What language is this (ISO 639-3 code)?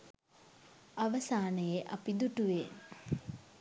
sin